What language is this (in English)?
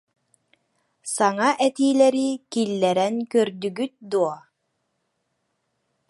Yakut